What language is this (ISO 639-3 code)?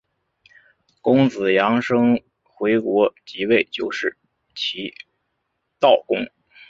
zho